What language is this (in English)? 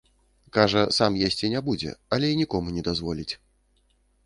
Belarusian